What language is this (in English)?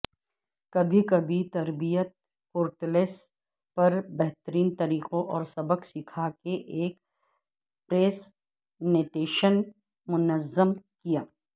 Urdu